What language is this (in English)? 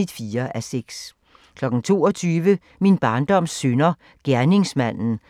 Danish